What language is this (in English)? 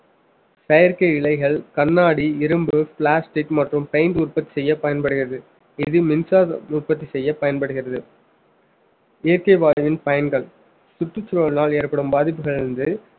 Tamil